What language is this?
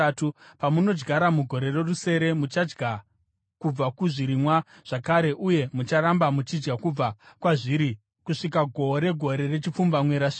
Shona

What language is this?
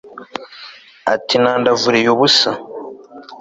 Kinyarwanda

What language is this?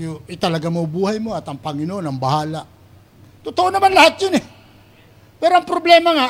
Filipino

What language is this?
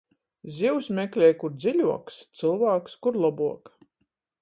Latgalian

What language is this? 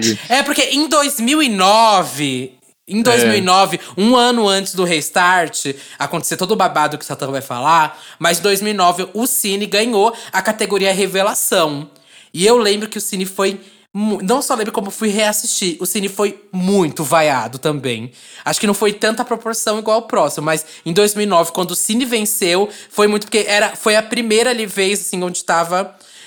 Portuguese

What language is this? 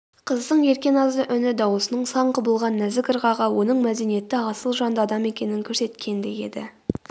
Kazakh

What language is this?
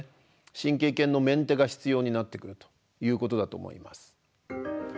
Japanese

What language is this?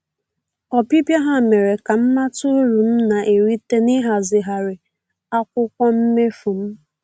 Igbo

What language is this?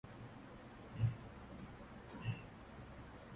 Uzbek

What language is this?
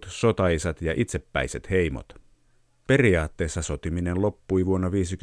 Finnish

